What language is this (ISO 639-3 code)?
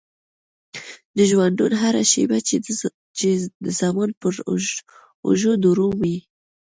pus